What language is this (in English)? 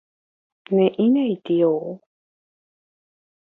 Guarani